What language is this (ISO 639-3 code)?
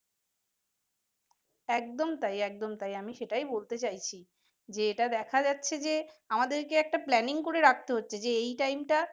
ben